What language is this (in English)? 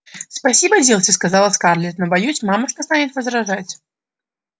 Russian